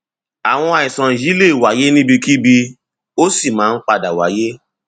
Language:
Yoruba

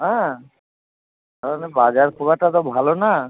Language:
Bangla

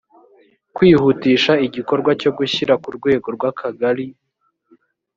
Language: Kinyarwanda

